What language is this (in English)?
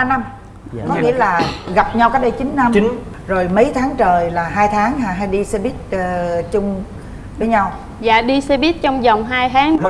Vietnamese